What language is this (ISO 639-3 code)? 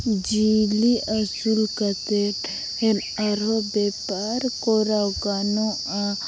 sat